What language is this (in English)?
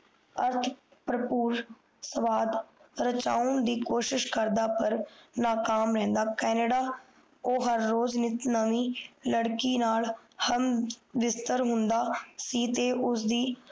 Punjabi